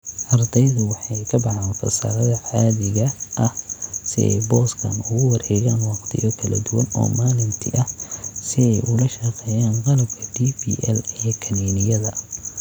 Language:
Somali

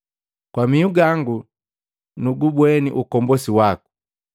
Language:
Matengo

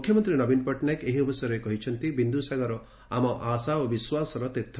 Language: Odia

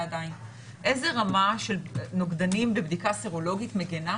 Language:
Hebrew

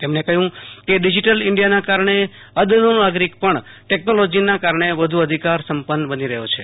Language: Gujarati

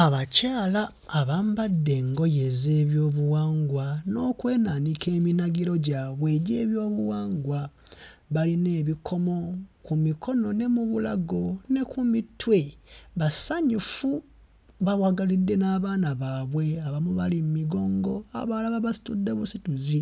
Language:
Ganda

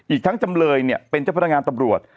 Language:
Thai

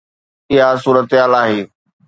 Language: Sindhi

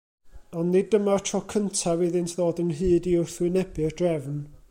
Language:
Welsh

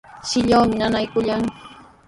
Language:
Sihuas Ancash Quechua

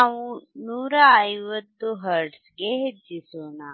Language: Kannada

